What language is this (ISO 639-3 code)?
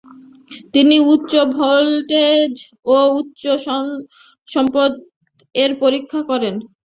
ben